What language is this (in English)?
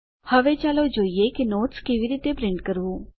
Gujarati